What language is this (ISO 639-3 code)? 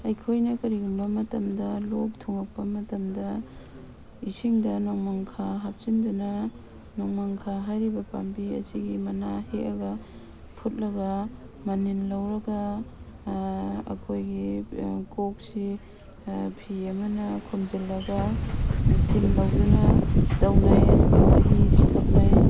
mni